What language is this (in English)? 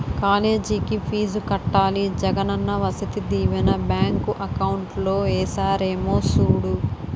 Telugu